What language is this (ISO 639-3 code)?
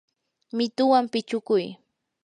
qur